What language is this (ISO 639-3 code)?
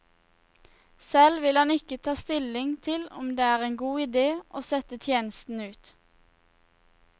nor